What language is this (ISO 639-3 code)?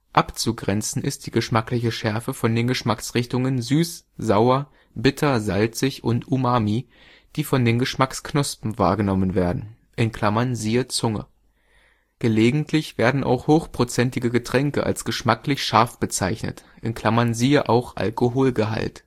deu